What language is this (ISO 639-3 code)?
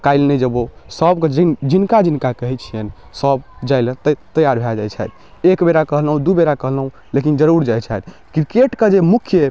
mai